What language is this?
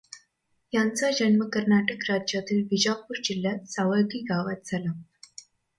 Marathi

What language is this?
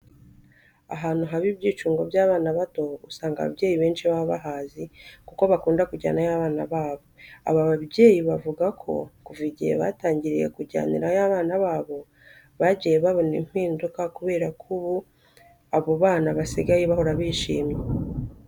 Kinyarwanda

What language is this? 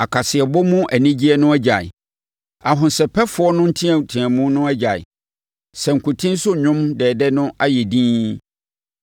Akan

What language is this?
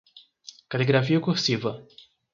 Portuguese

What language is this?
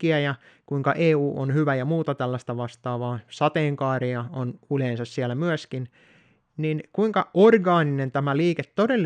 Finnish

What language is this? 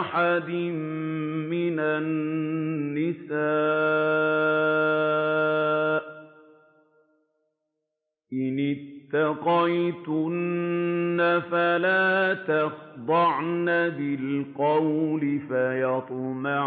Arabic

